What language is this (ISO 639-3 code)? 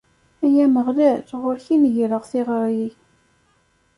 kab